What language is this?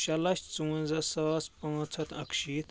Kashmiri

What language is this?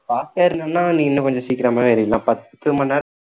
Tamil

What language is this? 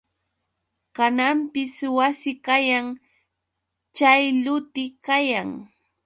Yauyos Quechua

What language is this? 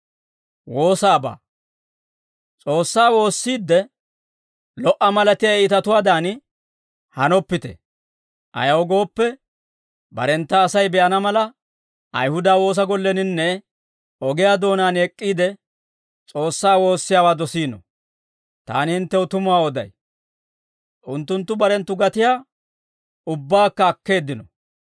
Dawro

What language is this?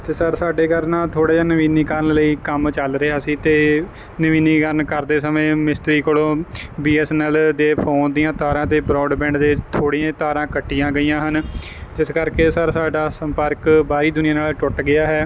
Punjabi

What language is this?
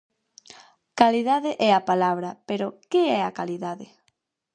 Galician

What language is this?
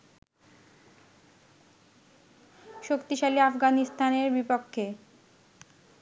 Bangla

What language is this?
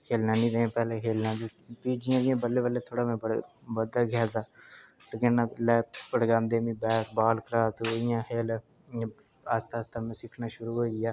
Dogri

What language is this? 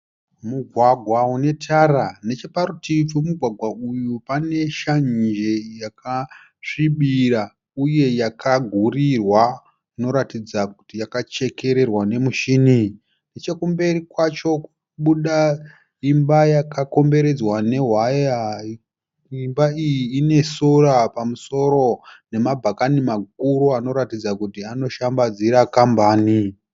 Shona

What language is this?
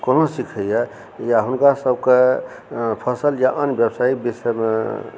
Maithili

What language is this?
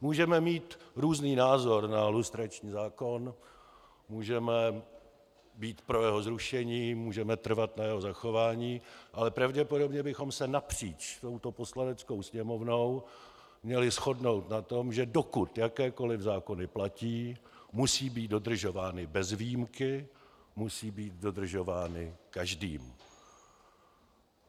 Czech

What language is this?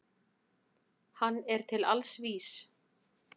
Icelandic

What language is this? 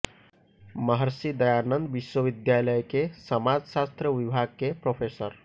Hindi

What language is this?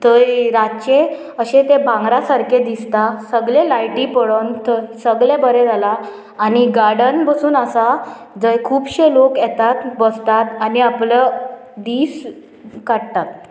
Konkani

